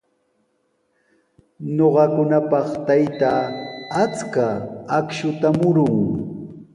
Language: Sihuas Ancash Quechua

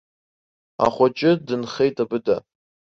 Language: Abkhazian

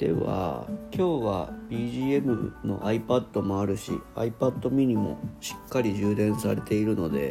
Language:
Japanese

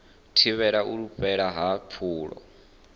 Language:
Venda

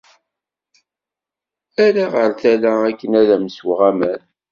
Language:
Kabyle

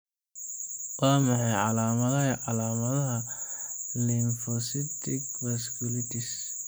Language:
Somali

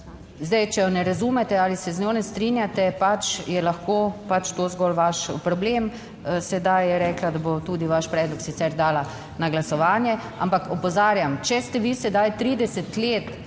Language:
Slovenian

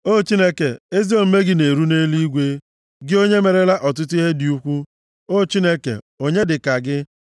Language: Igbo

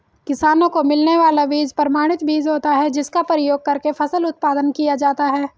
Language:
Hindi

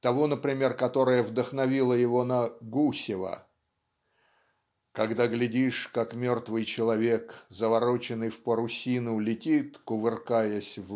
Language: Russian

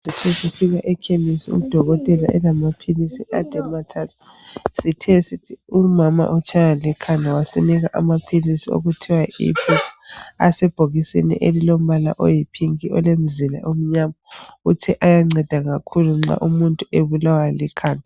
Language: North Ndebele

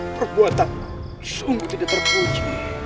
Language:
Indonesian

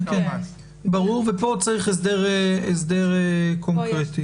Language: Hebrew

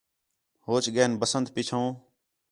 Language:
Khetrani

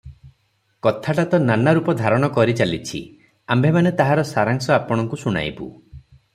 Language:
Odia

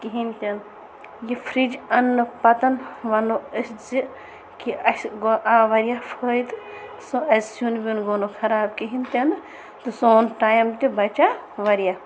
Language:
Kashmiri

